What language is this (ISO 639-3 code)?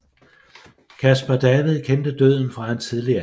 dan